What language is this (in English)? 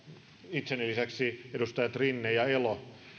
Finnish